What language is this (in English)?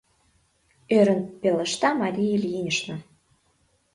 Mari